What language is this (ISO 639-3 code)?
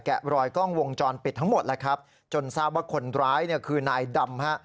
tha